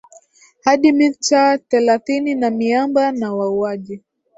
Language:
Swahili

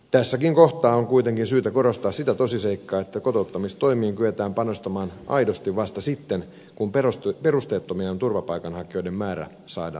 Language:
Finnish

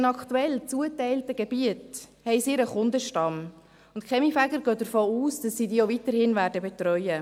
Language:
Swiss German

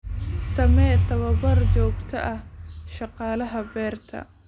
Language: Somali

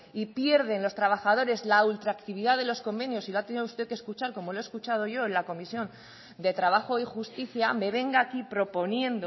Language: Spanish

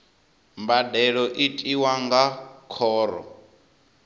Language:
Venda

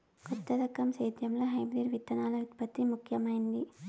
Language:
Telugu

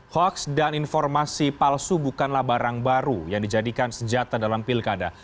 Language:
Indonesian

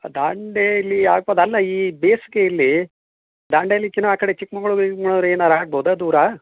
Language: Kannada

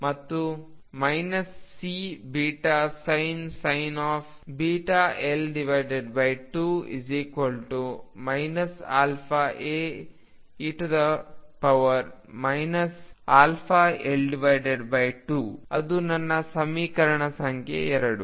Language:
Kannada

